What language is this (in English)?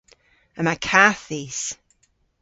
Cornish